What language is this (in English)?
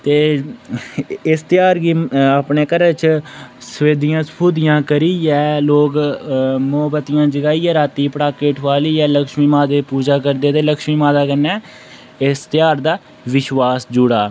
Dogri